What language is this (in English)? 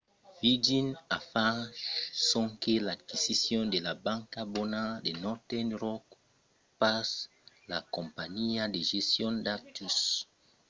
Occitan